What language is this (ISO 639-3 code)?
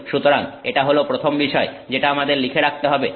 ben